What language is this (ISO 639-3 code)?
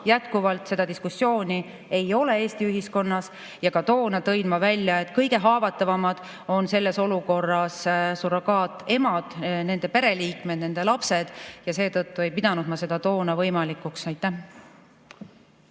est